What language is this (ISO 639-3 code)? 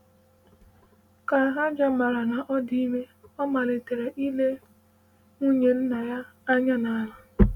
ibo